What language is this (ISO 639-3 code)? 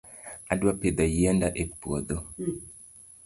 luo